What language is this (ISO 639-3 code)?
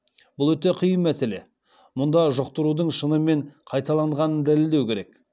kaz